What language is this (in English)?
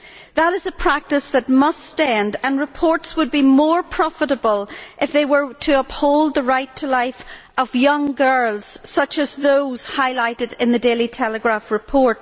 English